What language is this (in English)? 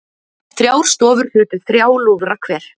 Icelandic